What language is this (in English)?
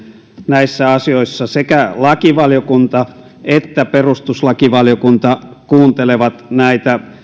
Finnish